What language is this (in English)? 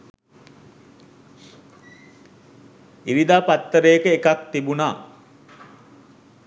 Sinhala